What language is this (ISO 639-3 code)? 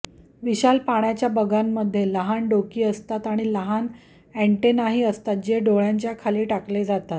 mar